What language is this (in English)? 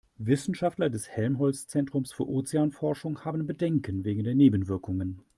German